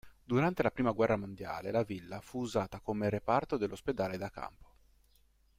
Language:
Italian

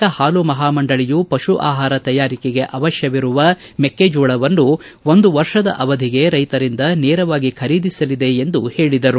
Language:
Kannada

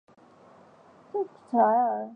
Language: Chinese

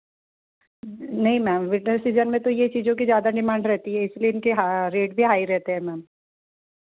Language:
Hindi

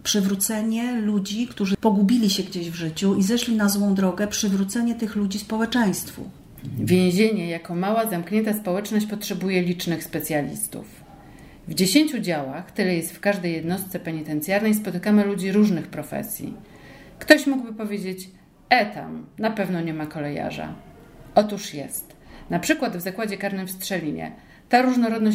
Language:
Polish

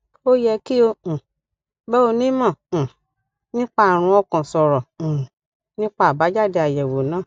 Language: Yoruba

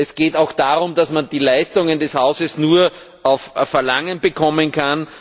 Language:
German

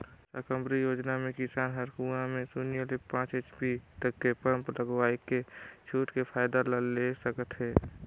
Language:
Chhattisgarhi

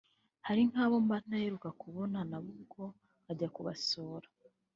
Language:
Kinyarwanda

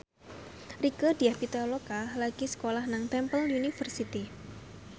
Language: Javanese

